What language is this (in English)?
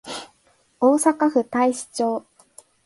Japanese